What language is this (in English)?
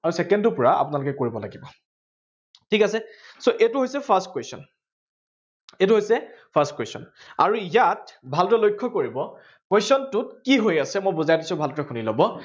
Assamese